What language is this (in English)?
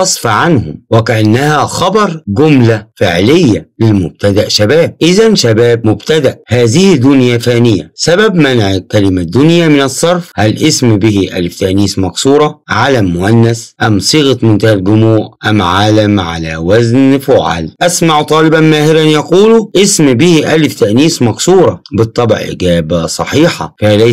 Arabic